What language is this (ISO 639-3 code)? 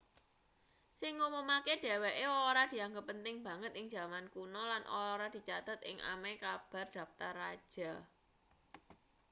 jav